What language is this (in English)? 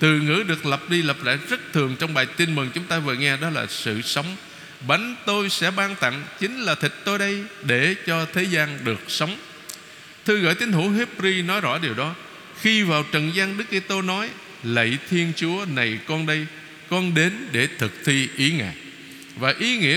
Vietnamese